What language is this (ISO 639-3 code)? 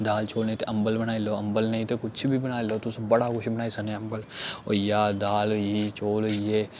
doi